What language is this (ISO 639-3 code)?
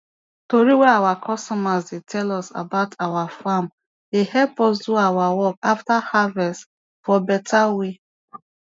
pcm